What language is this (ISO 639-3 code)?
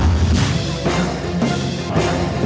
vie